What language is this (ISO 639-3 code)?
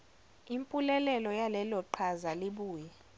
zul